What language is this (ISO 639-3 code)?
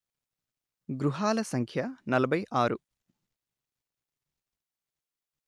tel